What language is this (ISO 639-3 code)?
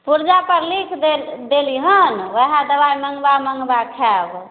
mai